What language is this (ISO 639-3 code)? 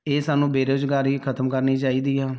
pan